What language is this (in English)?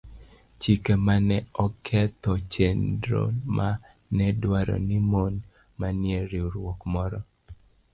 Luo (Kenya and Tanzania)